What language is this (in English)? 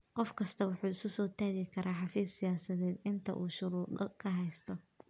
Somali